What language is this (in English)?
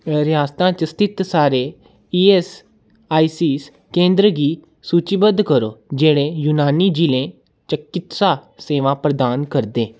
Dogri